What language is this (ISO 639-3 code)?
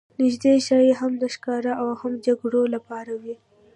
pus